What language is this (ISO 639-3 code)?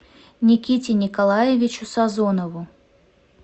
rus